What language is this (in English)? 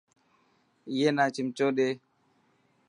Dhatki